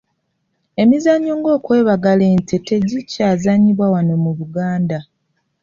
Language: Ganda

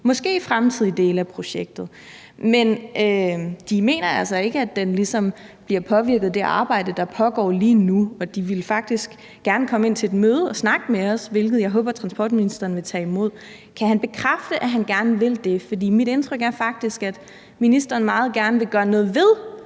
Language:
Danish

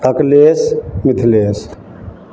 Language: Maithili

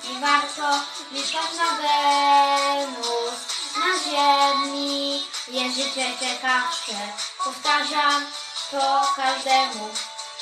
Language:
Polish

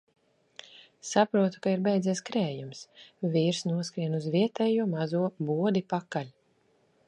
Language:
Latvian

